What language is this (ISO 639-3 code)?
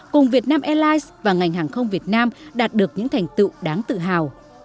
vie